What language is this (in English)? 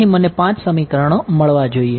Gujarati